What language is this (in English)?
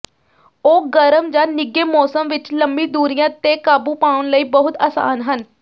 Punjabi